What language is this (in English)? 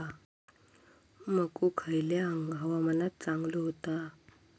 Marathi